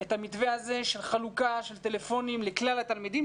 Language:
Hebrew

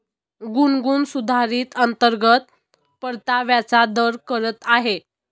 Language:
Marathi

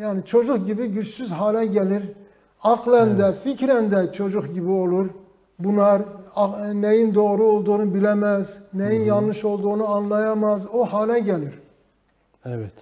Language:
Turkish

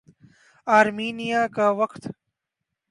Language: Urdu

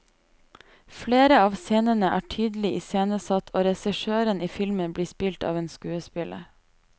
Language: Norwegian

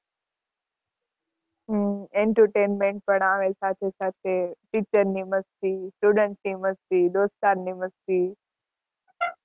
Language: Gujarati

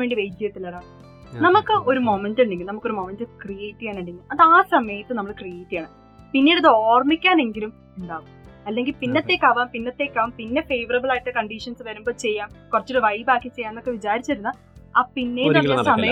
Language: Malayalam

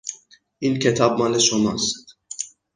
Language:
Persian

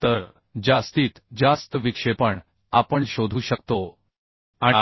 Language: Marathi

